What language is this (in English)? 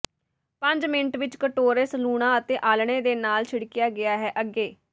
Punjabi